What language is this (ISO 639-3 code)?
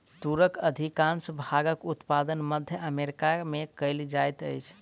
mai